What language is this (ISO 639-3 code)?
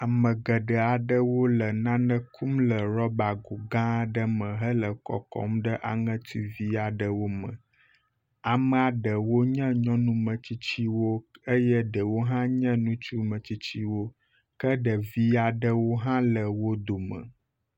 ewe